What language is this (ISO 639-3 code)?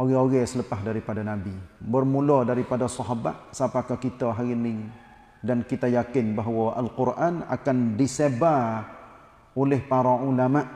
msa